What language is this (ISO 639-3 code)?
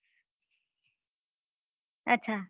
guj